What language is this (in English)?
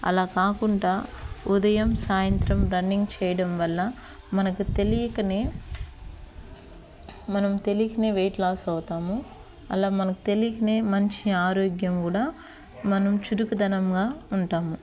Telugu